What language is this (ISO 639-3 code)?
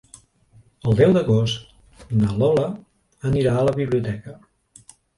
cat